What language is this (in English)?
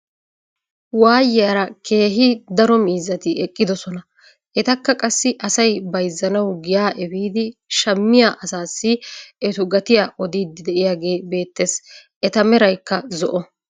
Wolaytta